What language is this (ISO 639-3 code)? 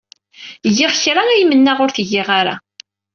kab